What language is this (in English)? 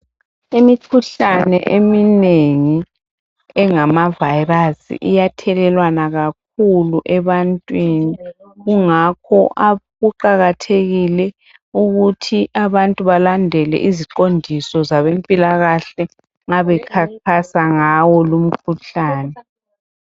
North Ndebele